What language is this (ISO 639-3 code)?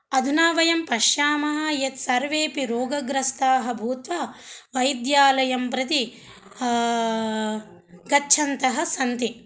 san